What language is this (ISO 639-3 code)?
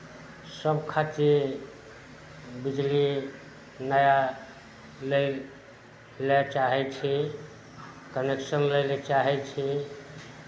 mai